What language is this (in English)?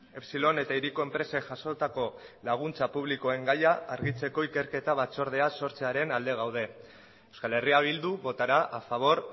Basque